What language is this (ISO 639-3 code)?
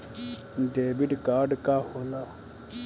bho